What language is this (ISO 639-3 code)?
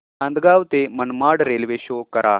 mar